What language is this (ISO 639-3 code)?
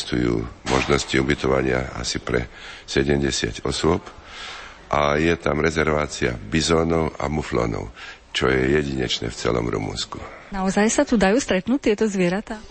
slk